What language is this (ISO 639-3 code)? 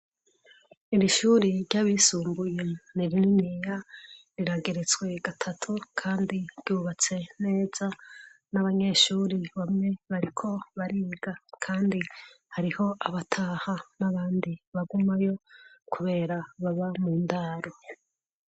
run